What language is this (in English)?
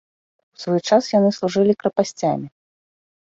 Belarusian